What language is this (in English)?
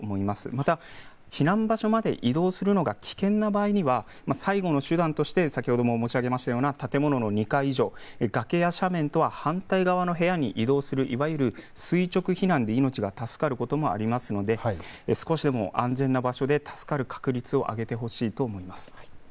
Japanese